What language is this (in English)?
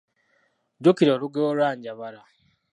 Ganda